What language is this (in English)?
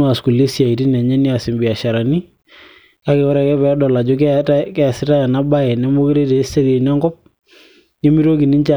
Masai